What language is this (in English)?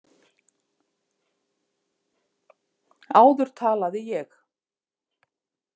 Icelandic